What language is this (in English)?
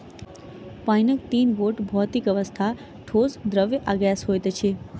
Maithili